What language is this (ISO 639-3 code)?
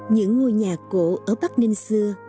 vie